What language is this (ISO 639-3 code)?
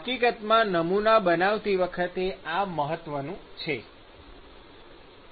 guj